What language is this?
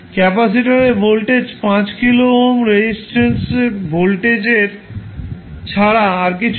Bangla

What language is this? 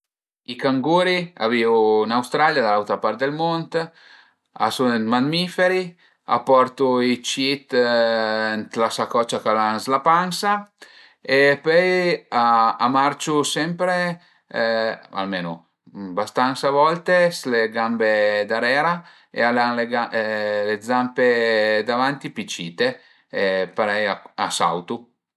Piedmontese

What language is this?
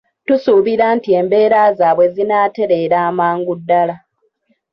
Ganda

